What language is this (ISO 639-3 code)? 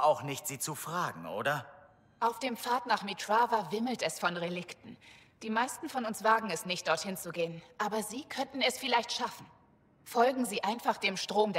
deu